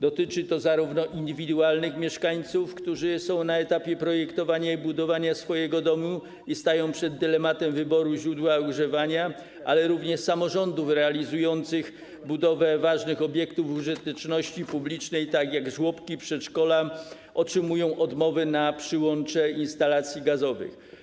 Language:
Polish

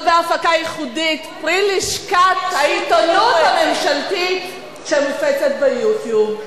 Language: Hebrew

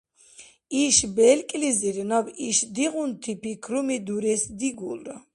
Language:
Dargwa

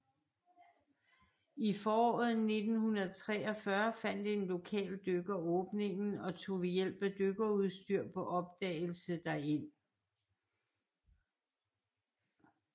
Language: Danish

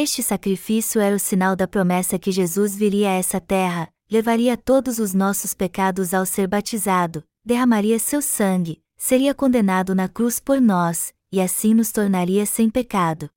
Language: Portuguese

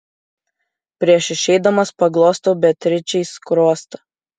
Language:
Lithuanian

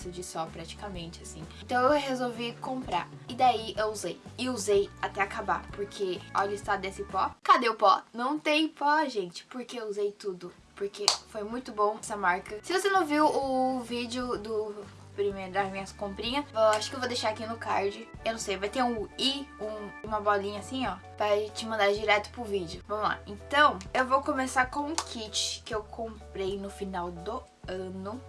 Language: Portuguese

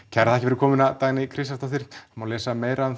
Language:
Icelandic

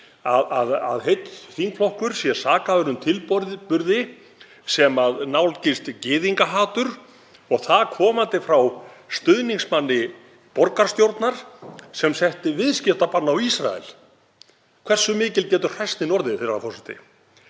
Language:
Icelandic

